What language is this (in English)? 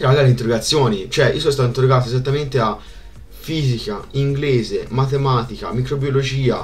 Italian